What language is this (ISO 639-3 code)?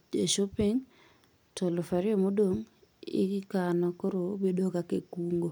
luo